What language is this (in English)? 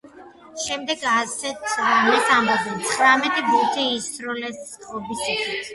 Georgian